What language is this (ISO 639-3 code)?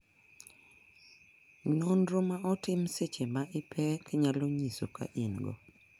luo